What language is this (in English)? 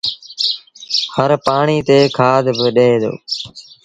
Sindhi Bhil